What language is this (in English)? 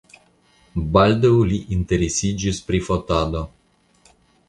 Esperanto